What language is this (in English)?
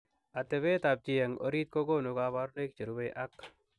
Kalenjin